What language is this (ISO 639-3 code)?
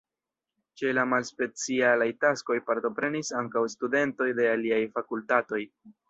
epo